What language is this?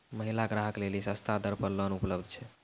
Maithili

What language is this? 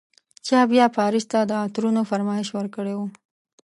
Pashto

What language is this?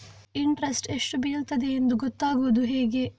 Kannada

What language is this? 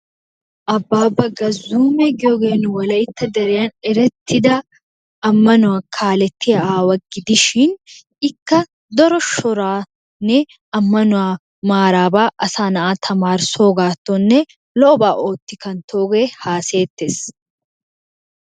Wolaytta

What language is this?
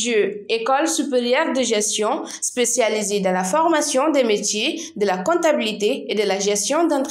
French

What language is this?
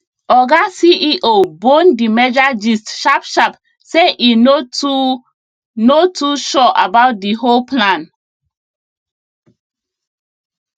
Nigerian Pidgin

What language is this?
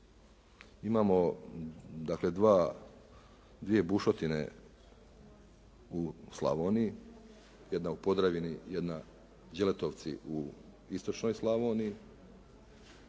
Croatian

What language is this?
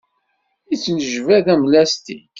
Kabyle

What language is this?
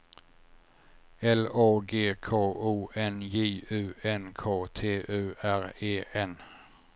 Swedish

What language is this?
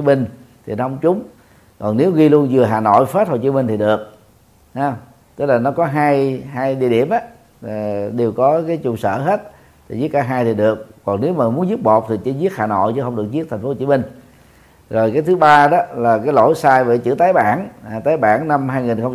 Vietnamese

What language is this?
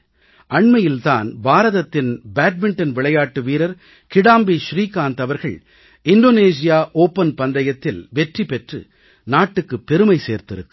Tamil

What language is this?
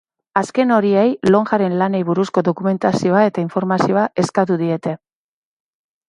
Basque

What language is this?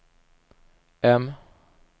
Swedish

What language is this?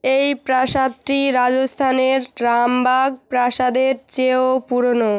Bangla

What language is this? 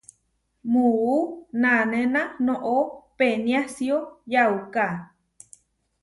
Huarijio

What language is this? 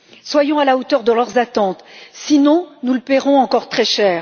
French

